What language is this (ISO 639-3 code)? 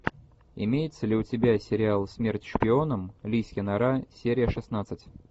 rus